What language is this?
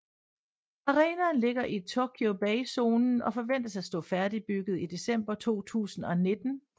Danish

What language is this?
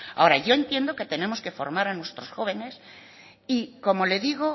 Spanish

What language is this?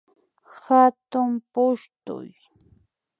Imbabura Highland Quichua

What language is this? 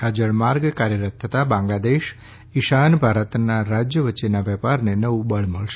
Gujarati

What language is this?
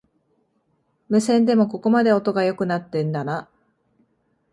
Japanese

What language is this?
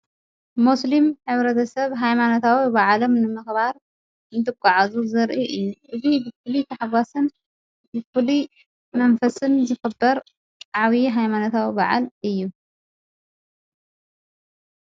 Tigrinya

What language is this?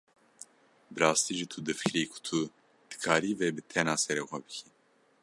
Kurdish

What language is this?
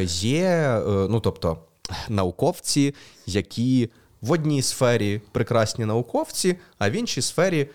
Ukrainian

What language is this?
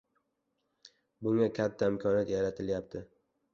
Uzbek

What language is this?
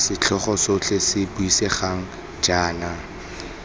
Tswana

